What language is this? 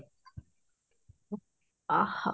Odia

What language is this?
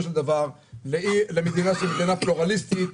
Hebrew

